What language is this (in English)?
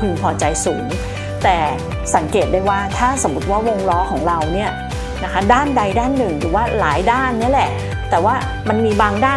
Thai